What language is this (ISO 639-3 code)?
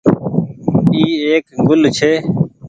gig